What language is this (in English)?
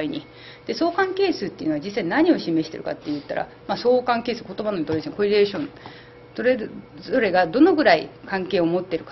Japanese